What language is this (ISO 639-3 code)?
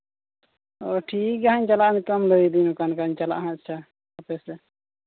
sat